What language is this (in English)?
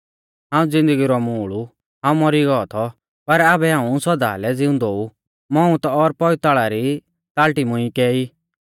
Mahasu Pahari